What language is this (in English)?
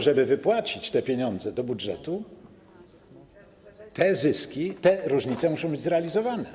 Polish